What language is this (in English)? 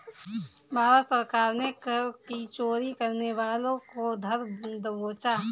Hindi